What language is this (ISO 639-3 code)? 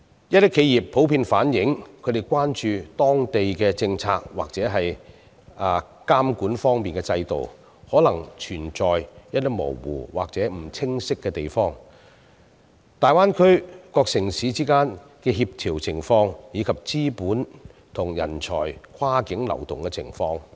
yue